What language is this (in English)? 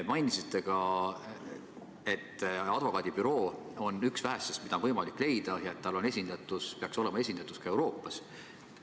Estonian